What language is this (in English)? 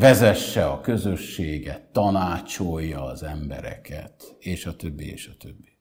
Hungarian